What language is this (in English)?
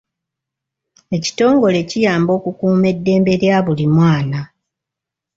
Ganda